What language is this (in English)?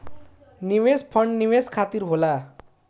Bhojpuri